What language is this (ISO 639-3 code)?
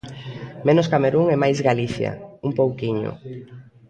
glg